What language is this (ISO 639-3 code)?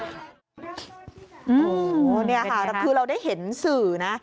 tha